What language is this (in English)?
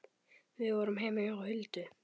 Icelandic